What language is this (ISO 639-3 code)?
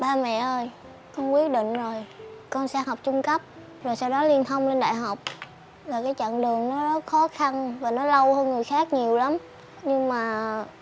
vie